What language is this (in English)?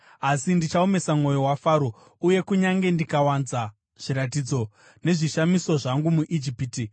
Shona